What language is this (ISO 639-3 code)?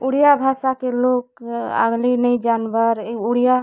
ori